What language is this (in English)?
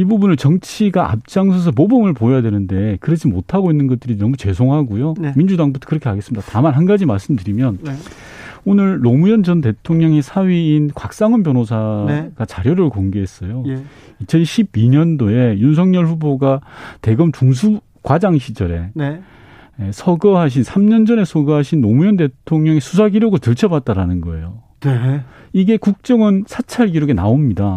Korean